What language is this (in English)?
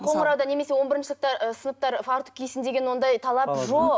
Kazakh